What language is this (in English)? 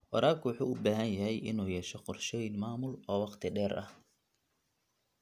Somali